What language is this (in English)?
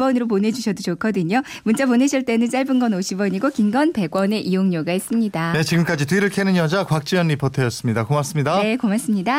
Korean